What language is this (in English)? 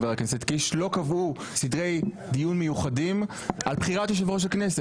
Hebrew